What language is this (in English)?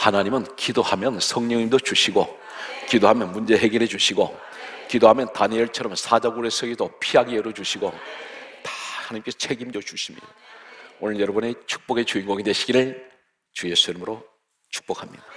Korean